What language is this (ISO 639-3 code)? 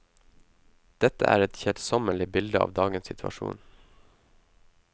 nor